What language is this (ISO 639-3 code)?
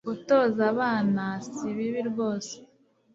kin